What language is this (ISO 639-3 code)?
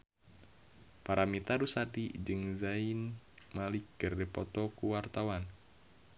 sun